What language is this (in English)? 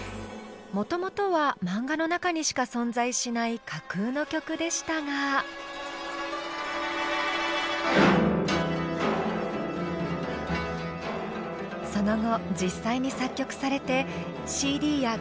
Japanese